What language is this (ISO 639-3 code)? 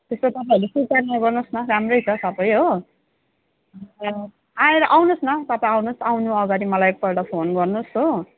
nep